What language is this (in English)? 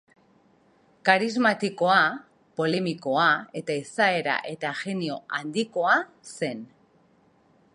Basque